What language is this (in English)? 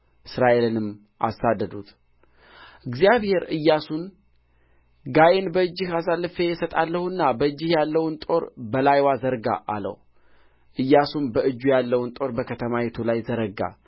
Amharic